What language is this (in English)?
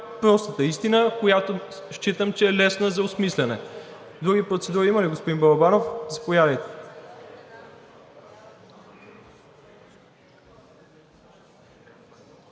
Bulgarian